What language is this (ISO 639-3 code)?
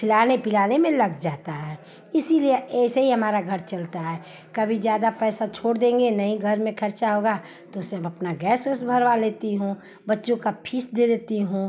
hin